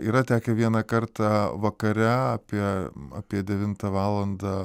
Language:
Lithuanian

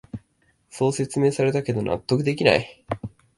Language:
Japanese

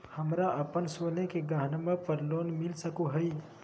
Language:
Magahi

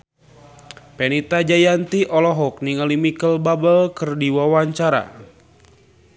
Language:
Sundanese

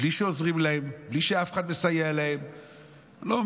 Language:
Hebrew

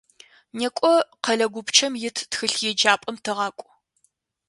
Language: Adyghe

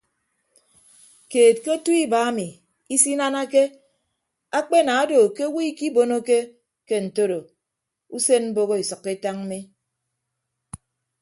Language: Ibibio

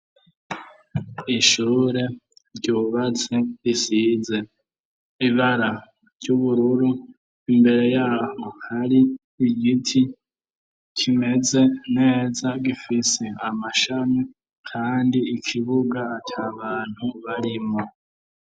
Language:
Rundi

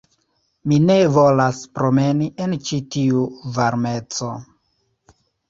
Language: Esperanto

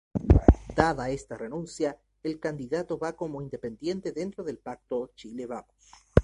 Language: Spanish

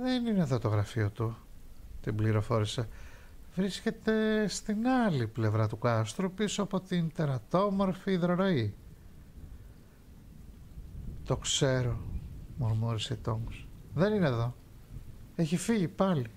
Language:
Greek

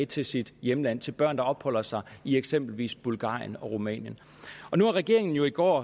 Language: Danish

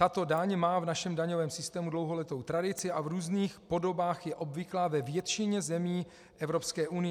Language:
Czech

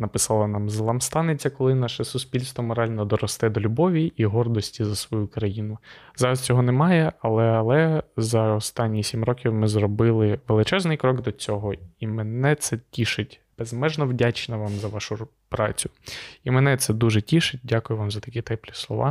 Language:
Ukrainian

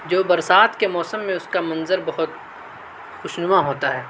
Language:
Urdu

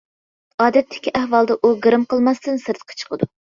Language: Uyghur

